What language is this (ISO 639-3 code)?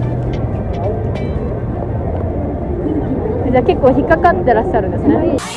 jpn